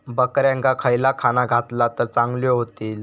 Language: Marathi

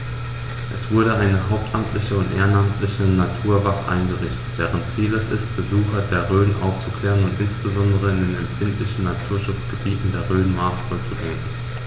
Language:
German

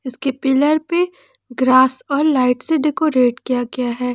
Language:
Hindi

